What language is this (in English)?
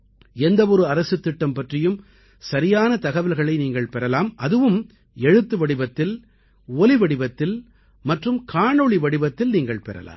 Tamil